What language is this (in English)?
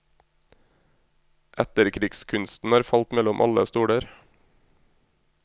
Norwegian